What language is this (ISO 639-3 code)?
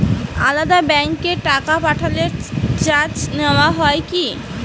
ben